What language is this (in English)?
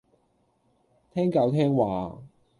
Cantonese